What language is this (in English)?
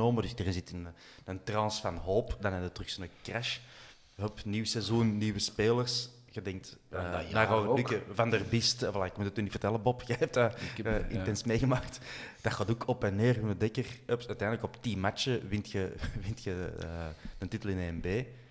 Dutch